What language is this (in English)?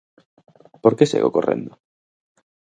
Galician